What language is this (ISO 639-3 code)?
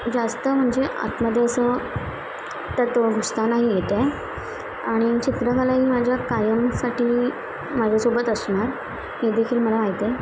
mar